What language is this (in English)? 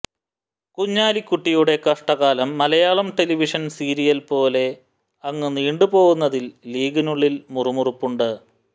Malayalam